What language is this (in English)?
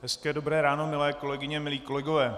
Czech